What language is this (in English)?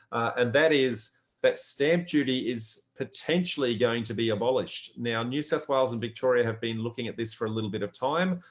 English